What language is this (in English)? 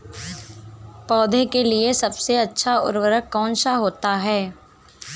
Hindi